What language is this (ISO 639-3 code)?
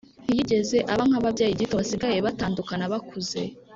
kin